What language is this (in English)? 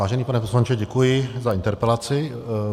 Czech